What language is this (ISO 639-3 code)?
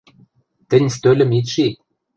mrj